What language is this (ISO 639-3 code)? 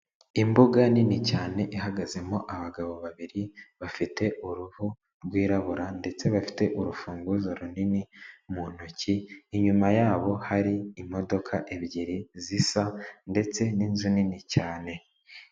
kin